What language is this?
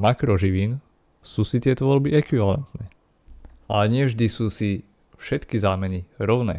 Slovak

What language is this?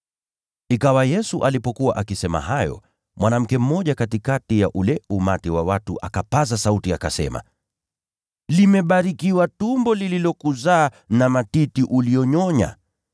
Swahili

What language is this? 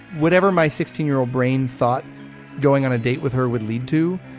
English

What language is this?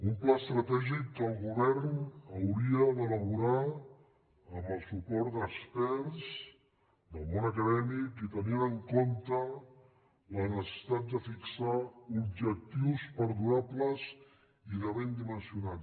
Catalan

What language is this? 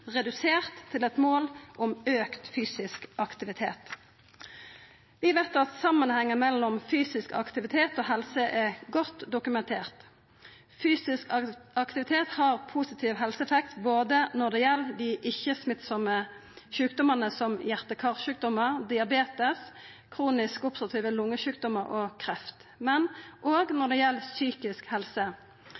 Norwegian Nynorsk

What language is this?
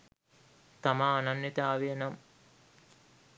Sinhala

